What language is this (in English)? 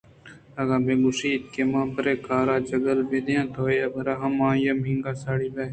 Eastern Balochi